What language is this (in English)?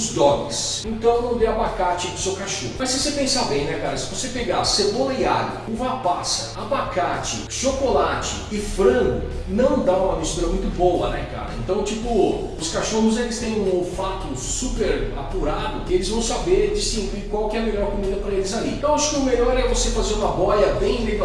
Portuguese